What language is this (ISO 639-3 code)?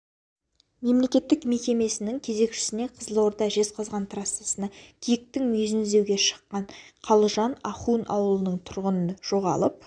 kaz